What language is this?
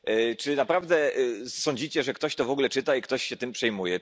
Polish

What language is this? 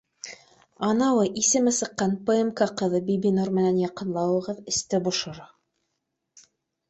Bashkir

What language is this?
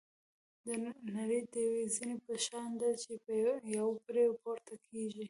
Pashto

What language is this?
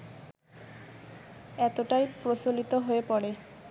Bangla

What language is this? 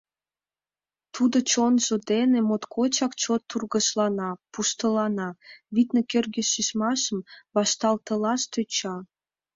Mari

